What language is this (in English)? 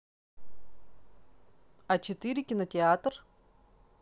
Russian